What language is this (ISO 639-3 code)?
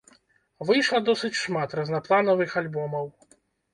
bel